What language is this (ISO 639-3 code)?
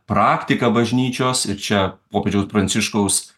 lit